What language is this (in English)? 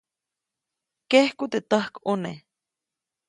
Copainalá Zoque